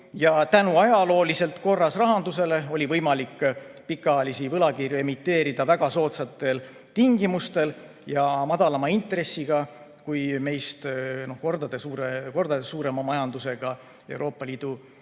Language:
Estonian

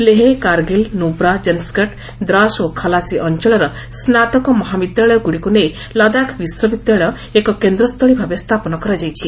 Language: Odia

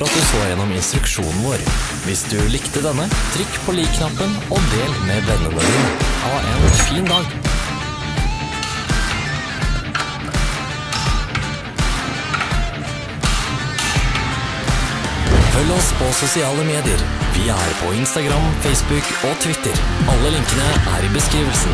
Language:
Norwegian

